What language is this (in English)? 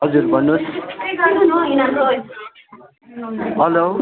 Nepali